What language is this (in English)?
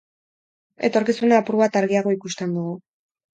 Basque